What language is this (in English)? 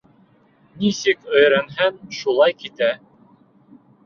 Bashkir